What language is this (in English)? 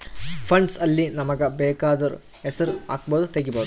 Kannada